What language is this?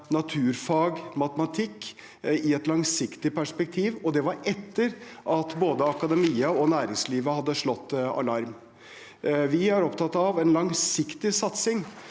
Norwegian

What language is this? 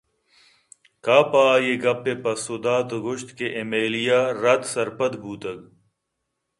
Eastern Balochi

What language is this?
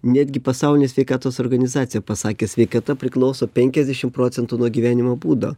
Lithuanian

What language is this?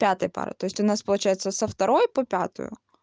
Russian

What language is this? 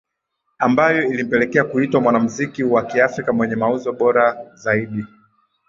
Swahili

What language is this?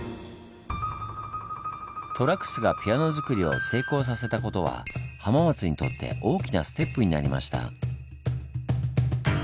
Japanese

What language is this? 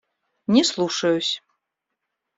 Russian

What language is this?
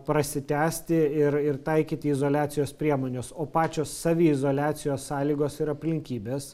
Lithuanian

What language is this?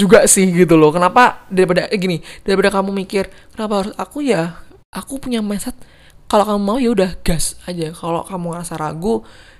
Indonesian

